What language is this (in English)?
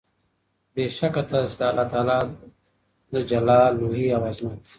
Pashto